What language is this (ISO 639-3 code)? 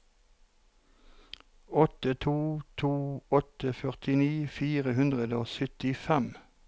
nor